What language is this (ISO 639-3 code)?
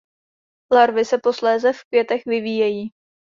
ces